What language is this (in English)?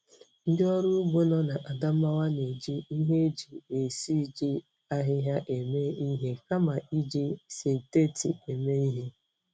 Igbo